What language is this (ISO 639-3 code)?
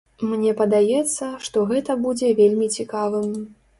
bel